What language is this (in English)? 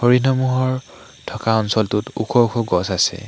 Assamese